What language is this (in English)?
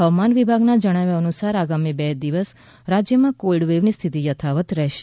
Gujarati